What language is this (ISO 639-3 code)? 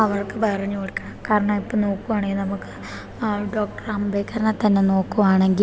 mal